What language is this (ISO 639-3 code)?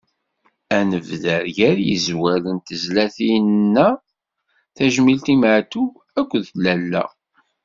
kab